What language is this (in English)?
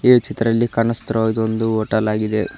Kannada